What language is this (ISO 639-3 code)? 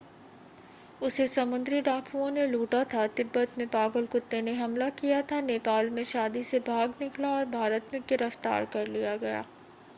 hin